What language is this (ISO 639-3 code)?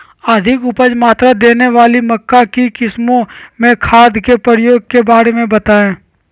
mag